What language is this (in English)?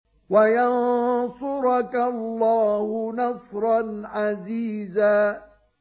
Arabic